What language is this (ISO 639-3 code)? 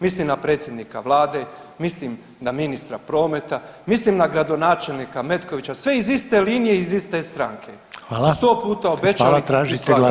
hrv